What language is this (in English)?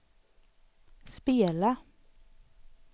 Swedish